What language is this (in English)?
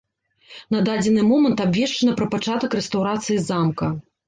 Belarusian